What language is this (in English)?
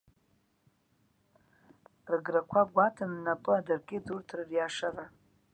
Abkhazian